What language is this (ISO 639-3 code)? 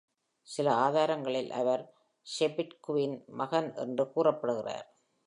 tam